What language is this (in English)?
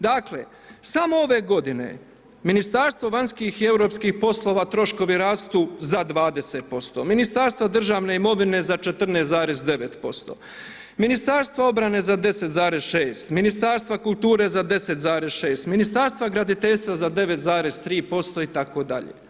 Croatian